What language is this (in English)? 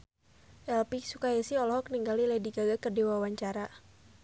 Sundanese